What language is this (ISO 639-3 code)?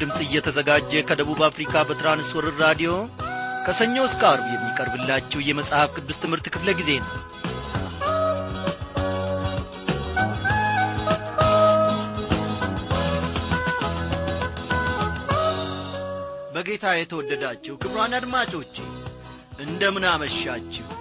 amh